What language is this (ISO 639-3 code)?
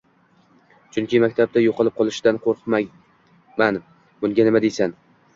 uzb